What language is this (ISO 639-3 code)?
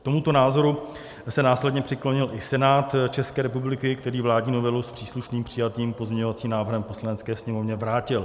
ces